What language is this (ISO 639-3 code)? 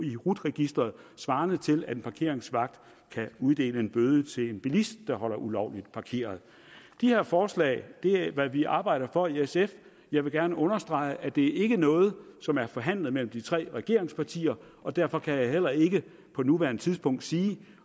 dan